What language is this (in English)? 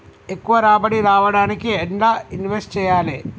Telugu